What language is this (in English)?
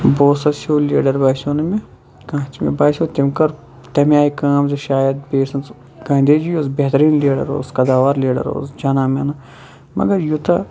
Kashmiri